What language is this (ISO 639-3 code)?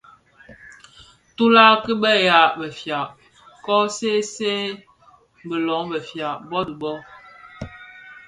ksf